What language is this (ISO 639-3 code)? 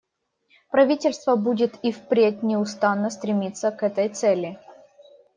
rus